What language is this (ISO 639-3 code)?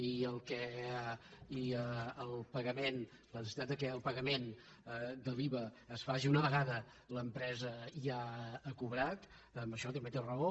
cat